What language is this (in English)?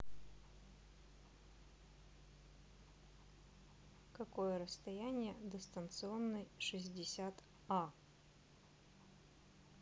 Russian